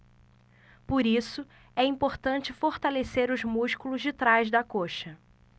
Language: Portuguese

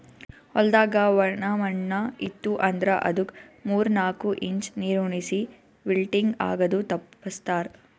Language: Kannada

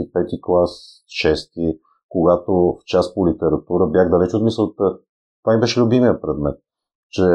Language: Bulgarian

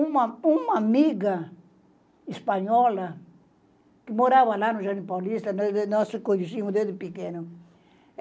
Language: Portuguese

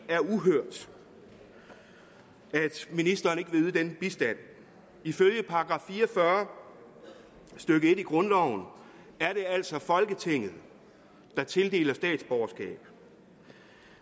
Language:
Danish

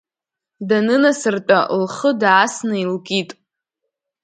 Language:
Abkhazian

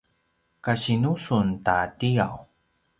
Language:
Paiwan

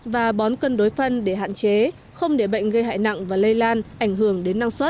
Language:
Vietnamese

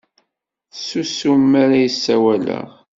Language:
Kabyle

